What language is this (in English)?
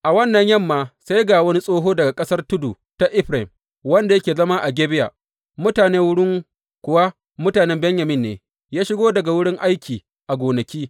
Hausa